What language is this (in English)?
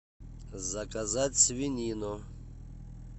Russian